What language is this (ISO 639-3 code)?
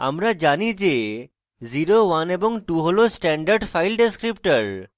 ben